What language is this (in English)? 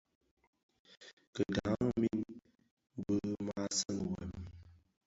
Bafia